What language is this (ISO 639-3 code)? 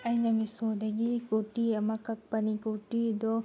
mni